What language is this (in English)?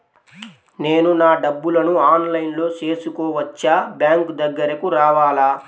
Telugu